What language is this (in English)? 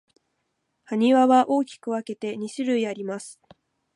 Japanese